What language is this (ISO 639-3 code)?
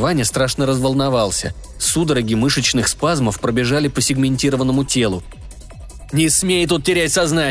rus